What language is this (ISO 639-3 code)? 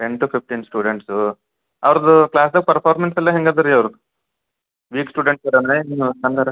kan